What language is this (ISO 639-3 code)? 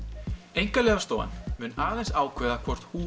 isl